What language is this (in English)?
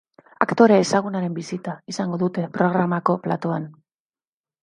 Basque